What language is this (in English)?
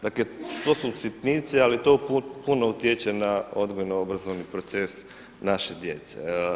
Croatian